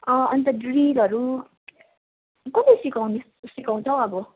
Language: Nepali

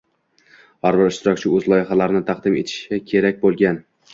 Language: Uzbek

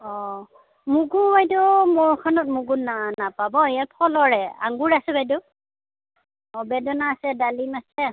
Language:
Assamese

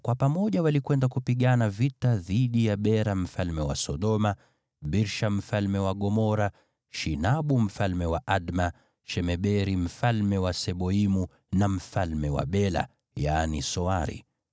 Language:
Swahili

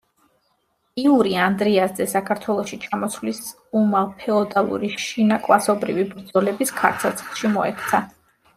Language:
Georgian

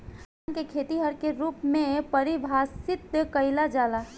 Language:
Bhojpuri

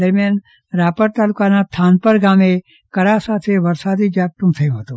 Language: Gujarati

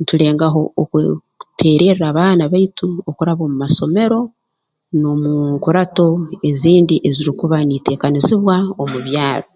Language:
Tooro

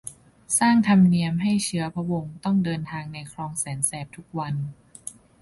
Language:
Thai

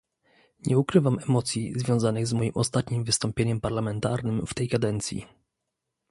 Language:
Polish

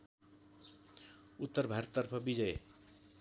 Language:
Nepali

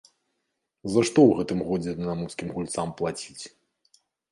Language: Belarusian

